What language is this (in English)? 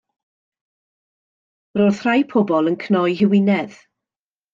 Welsh